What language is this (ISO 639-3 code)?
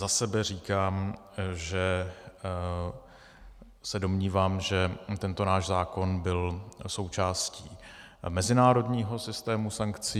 ces